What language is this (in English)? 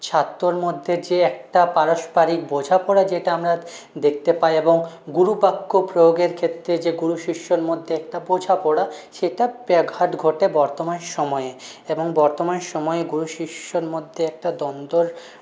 Bangla